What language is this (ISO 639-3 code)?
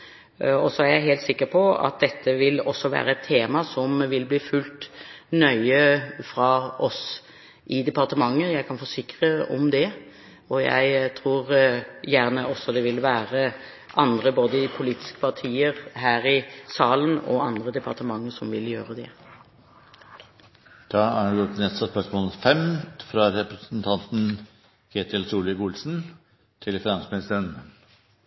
nob